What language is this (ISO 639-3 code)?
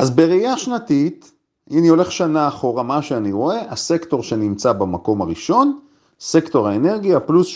heb